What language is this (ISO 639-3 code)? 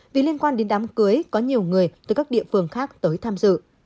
vie